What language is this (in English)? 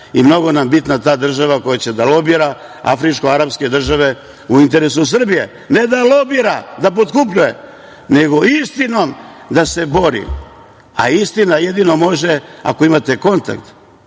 Serbian